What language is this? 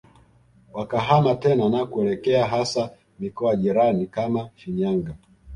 Swahili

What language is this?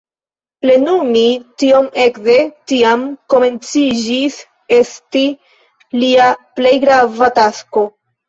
Esperanto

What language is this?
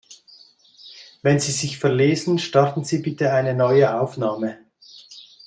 German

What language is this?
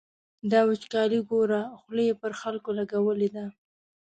Pashto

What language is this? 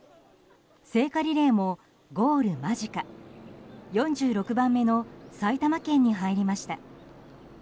Japanese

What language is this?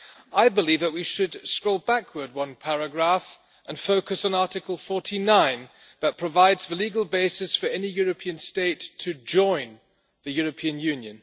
English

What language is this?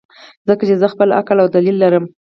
Pashto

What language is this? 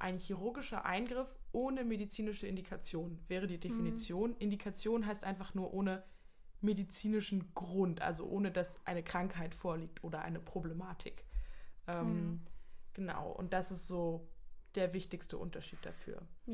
German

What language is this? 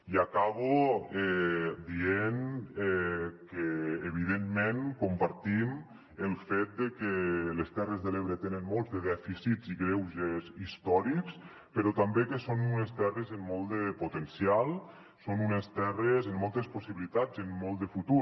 Catalan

